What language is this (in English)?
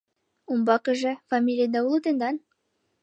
Mari